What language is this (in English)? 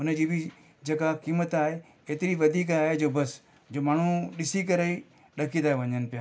Sindhi